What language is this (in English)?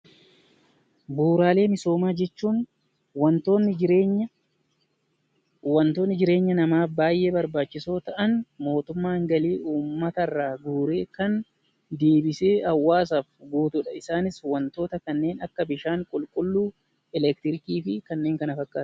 Oromo